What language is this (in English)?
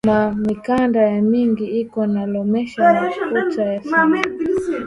Swahili